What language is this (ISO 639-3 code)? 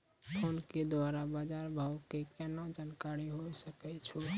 mai